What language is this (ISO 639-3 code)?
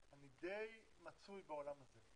heb